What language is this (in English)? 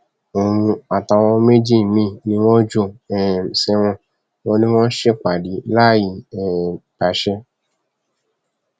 Yoruba